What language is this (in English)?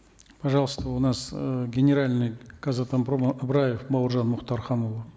Kazakh